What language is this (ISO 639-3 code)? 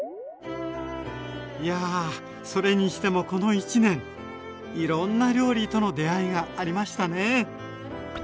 jpn